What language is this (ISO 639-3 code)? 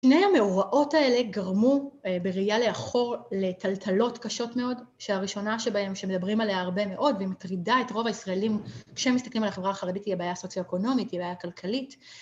heb